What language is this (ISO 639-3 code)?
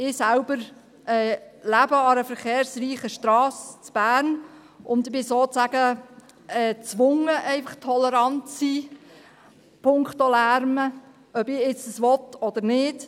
gsw